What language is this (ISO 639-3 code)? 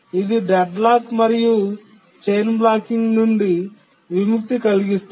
tel